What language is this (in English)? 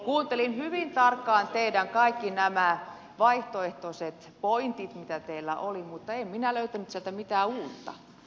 Finnish